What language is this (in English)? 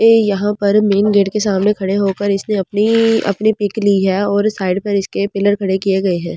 Hindi